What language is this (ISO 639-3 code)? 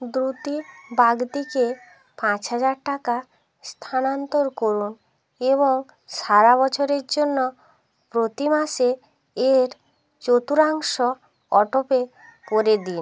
ben